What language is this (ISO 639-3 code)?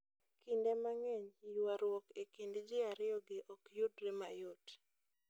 luo